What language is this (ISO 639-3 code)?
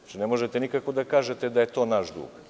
srp